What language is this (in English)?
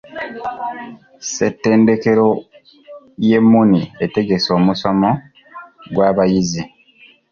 Ganda